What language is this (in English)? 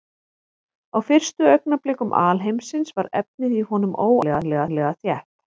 Icelandic